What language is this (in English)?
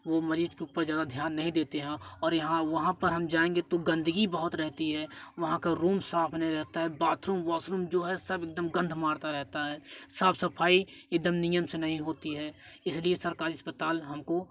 Hindi